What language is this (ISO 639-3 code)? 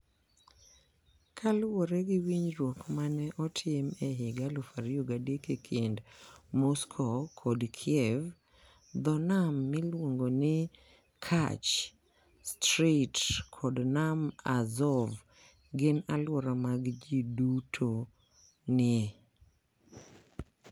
luo